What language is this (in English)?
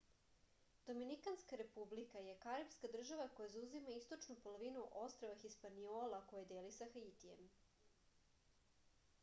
Serbian